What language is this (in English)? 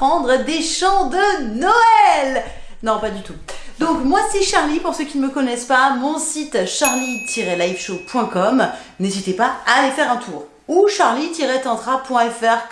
French